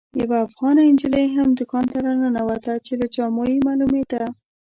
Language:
Pashto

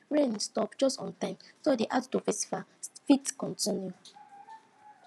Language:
Nigerian Pidgin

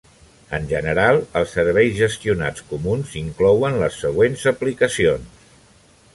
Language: Catalan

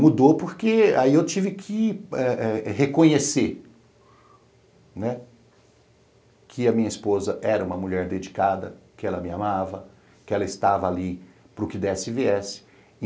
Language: Portuguese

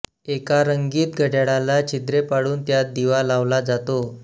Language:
Marathi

